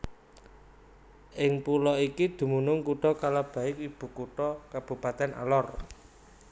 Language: Javanese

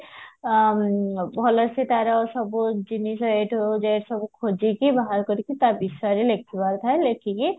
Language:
Odia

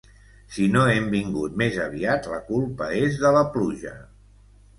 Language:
Catalan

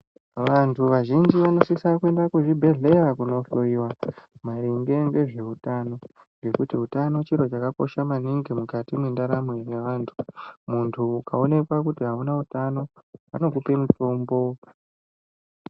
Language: Ndau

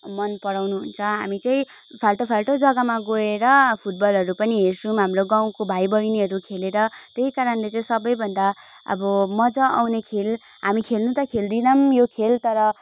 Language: Nepali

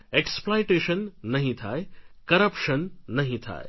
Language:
Gujarati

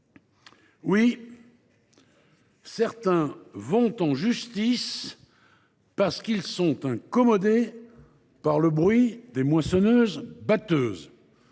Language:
French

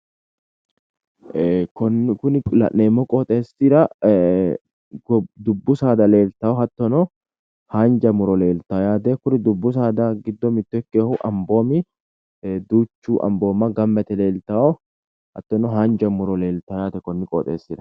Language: Sidamo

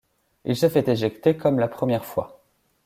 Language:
French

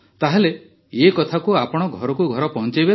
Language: Odia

